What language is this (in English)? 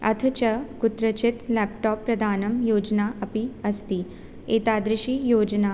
Sanskrit